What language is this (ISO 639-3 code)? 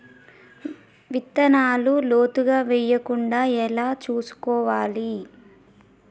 tel